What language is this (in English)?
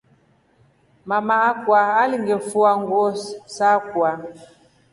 Rombo